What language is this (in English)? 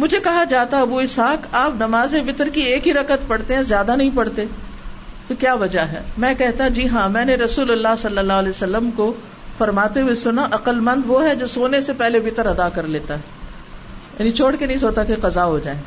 Urdu